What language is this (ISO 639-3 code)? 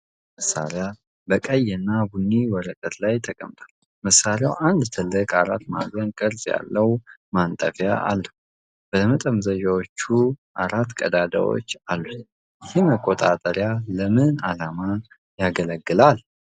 amh